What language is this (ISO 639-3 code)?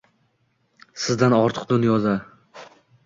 uzb